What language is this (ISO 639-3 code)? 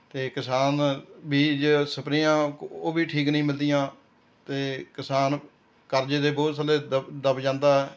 pan